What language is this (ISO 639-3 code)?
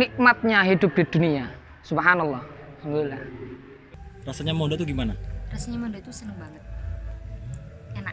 ind